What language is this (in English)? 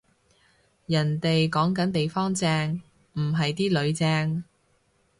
Cantonese